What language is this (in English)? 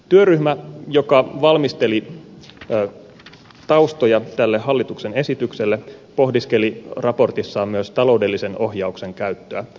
Finnish